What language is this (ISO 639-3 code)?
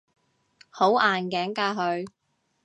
yue